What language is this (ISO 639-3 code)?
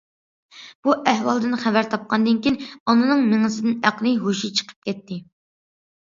uig